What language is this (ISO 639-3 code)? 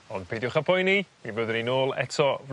cym